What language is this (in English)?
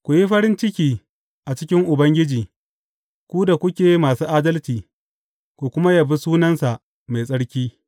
Hausa